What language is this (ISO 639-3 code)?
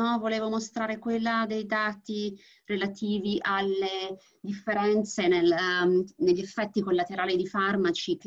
ita